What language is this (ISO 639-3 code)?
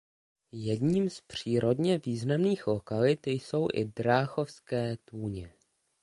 ces